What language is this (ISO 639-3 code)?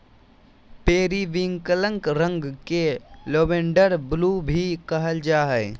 mag